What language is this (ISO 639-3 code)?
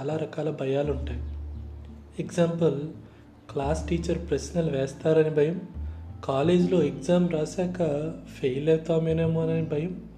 tel